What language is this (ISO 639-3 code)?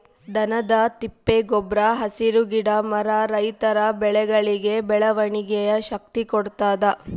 kan